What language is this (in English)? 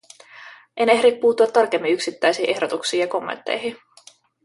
Finnish